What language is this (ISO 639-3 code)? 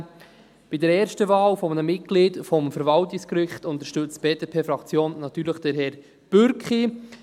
gsw